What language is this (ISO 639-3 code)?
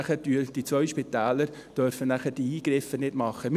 gsw